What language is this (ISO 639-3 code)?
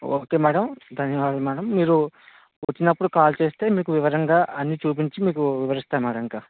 tel